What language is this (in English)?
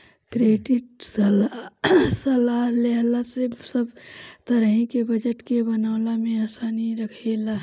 Bhojpuri